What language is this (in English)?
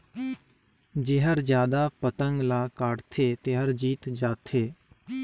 Chhattisgarhi